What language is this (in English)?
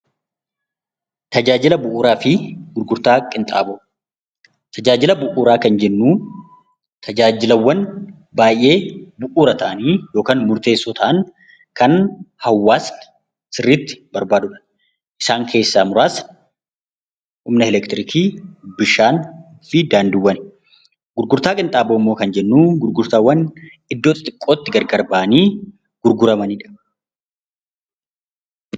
Oromo